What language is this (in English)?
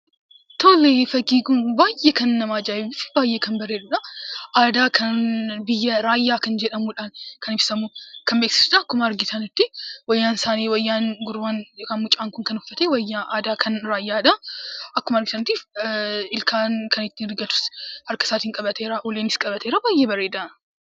Oromo